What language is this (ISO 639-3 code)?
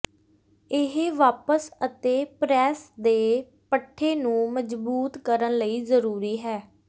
pan